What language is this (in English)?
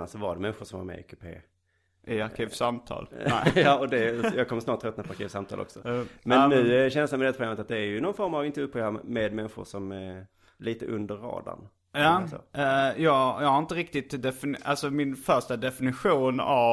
Swedish